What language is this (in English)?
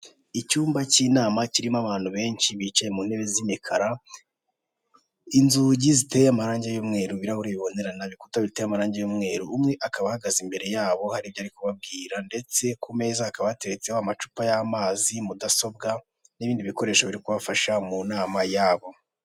Kinyarwanda